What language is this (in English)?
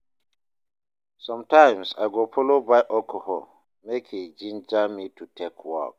Nigerian Pidgin